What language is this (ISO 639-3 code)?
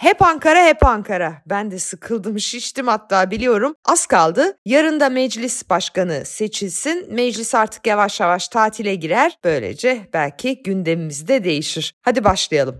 tur